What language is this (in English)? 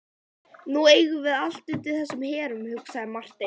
Icelandic